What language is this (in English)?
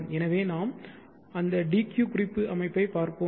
Tamil